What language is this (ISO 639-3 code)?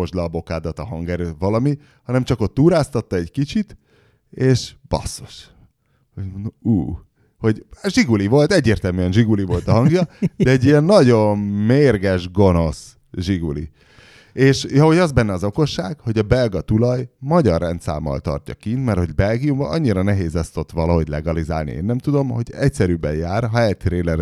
hun